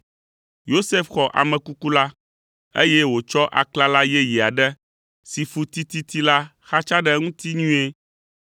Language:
Ewe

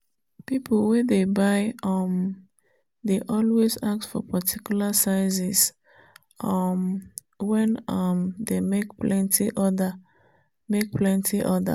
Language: Nigerian Pidgin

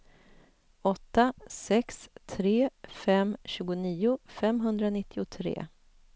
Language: Swedish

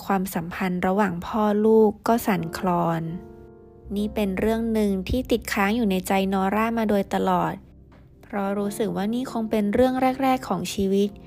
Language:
Thai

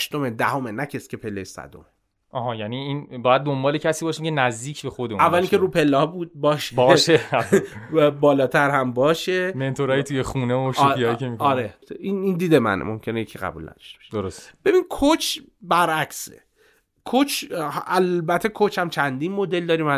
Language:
Persian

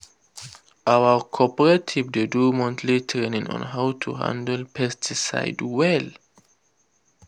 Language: Nigerian Pidgin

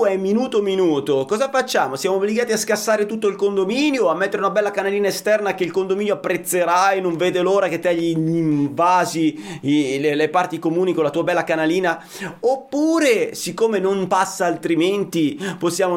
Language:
Italian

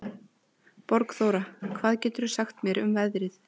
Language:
Icelandic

